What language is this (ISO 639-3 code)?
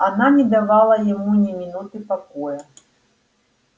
rus